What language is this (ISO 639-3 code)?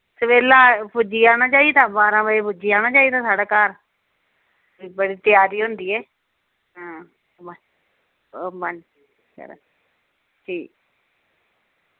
doi